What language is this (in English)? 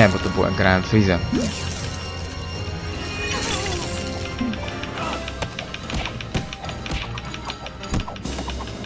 Polish